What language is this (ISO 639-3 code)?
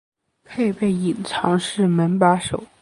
zho